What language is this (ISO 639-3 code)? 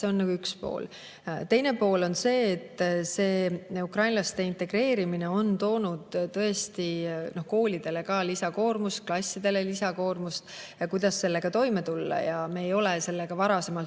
est